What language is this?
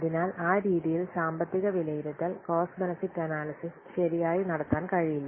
Malayalam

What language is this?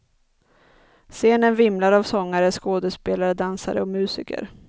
Swedish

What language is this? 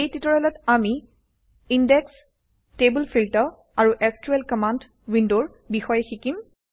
Assamese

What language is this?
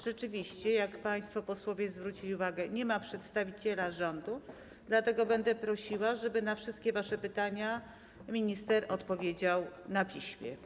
Polish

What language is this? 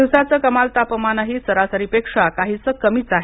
Marathi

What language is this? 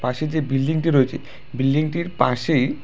Bangla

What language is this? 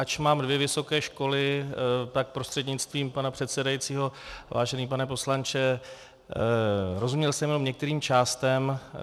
Czech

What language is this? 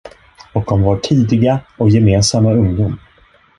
Swedish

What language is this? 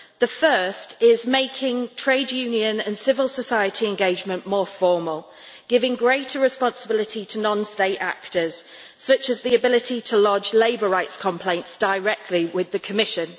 English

